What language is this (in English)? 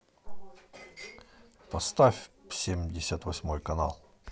Russian